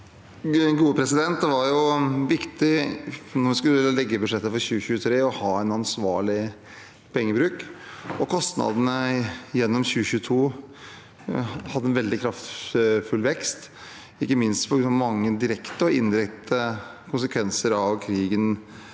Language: Norwegian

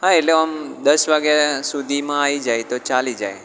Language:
Gujarati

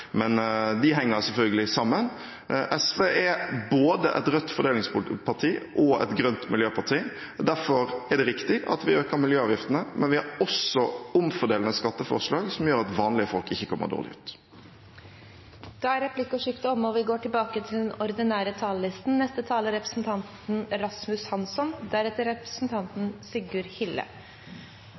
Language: Norwegian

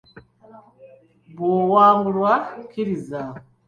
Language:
Ganda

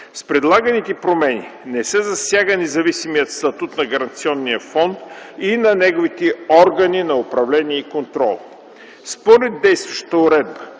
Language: Bulgarian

